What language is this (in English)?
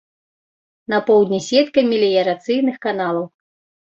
Belarusian